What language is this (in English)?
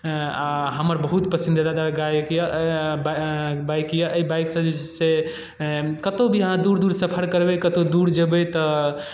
Maithili